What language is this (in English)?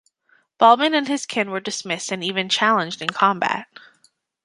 English